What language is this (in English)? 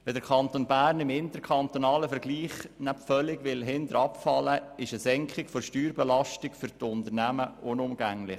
Swiss German